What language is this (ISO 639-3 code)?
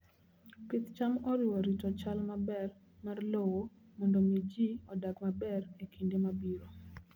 luo